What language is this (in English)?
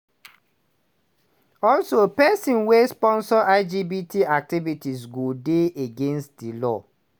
Nigerian Pidgin